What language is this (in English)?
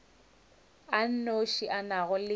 Northern Sotho